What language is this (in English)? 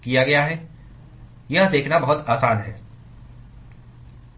Hindi